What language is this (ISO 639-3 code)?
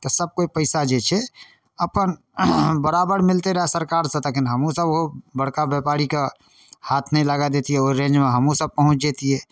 mai